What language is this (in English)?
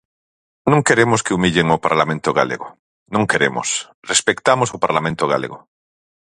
Galician